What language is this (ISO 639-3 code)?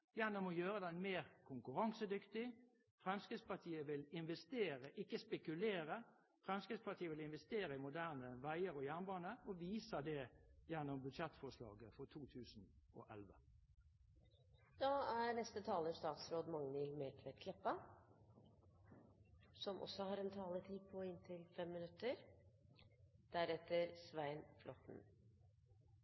nor